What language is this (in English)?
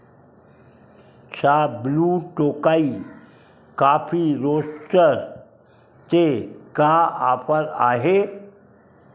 Sindhi